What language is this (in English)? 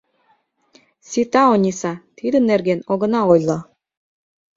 Mari